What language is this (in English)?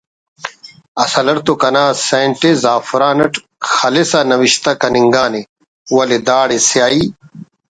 Brahui